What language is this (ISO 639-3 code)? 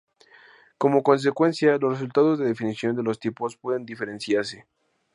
spa